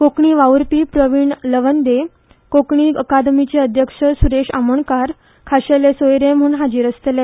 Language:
Konkani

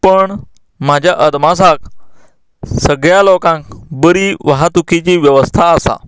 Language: Konkani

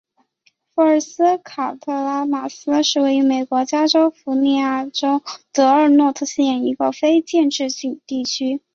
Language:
Chinese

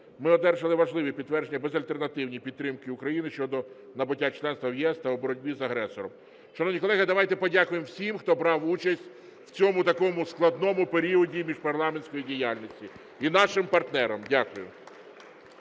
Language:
Ukrainian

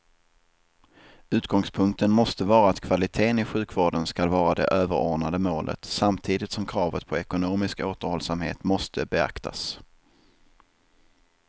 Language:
Swedish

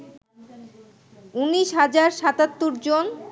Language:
Bangla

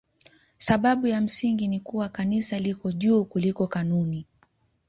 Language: Swahili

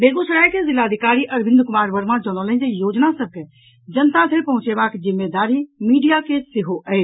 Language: Maithili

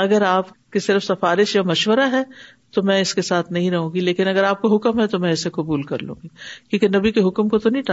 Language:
Urdu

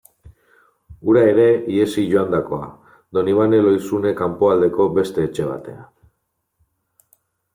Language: Basque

